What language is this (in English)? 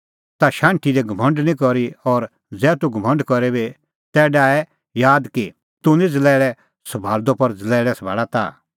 Kullu Pahari